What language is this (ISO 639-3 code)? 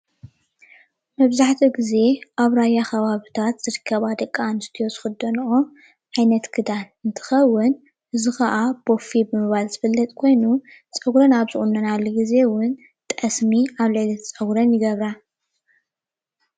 tir